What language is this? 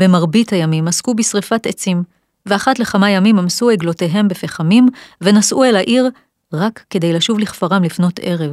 Hebrew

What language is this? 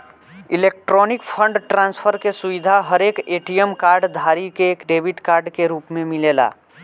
Bhojpuri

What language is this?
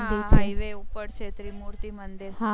Gujarati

